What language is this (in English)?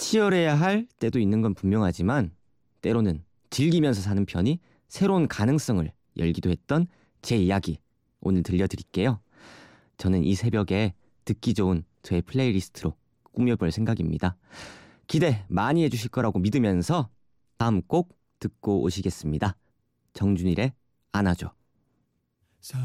Korean